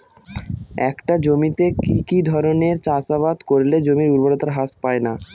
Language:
Bangla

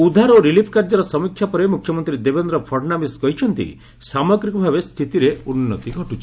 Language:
Odia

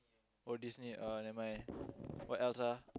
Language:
English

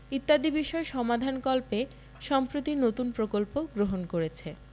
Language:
Bangla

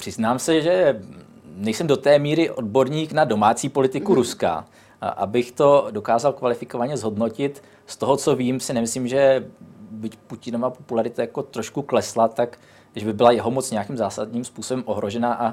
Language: Czech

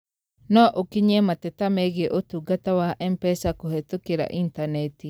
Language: Kikuyu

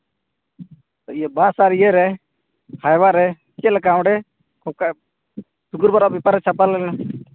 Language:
Santali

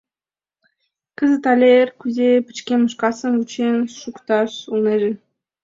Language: Mari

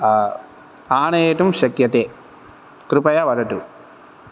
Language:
Sanskrit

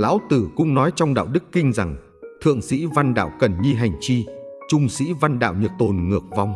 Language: Vietnamese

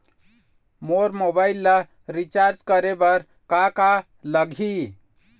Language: Chhattisgarhi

